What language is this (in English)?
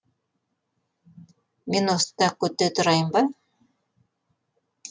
Kazakh